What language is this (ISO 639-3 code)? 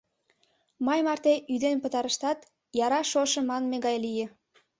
chm